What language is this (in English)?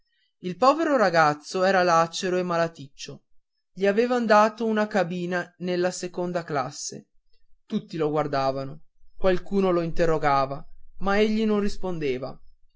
Italian